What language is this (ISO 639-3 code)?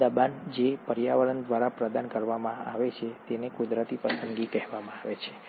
guj